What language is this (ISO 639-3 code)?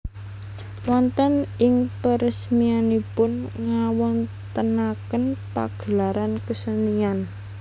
jav